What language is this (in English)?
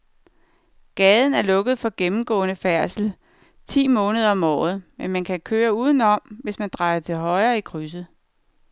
Danish